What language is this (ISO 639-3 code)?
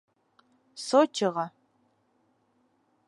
bak